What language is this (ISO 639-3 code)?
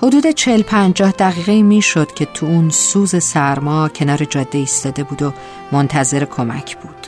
fas